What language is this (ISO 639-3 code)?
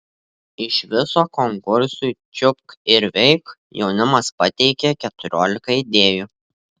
lit